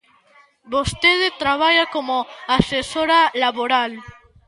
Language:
Galician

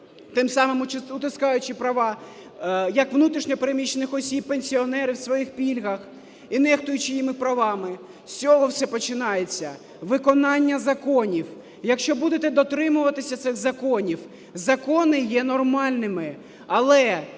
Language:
Ukrainian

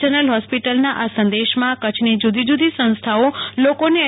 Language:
Gujarati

